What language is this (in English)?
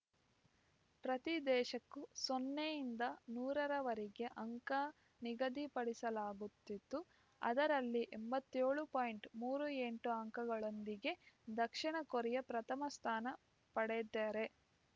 Kannada